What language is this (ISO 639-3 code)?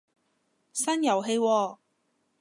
yue